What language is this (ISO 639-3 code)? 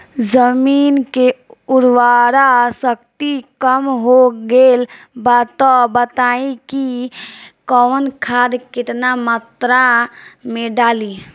bho